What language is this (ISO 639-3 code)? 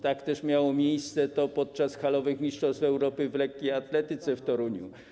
pol